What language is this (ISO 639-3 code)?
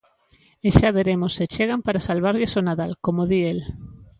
glg